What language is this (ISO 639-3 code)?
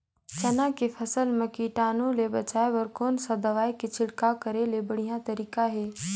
hne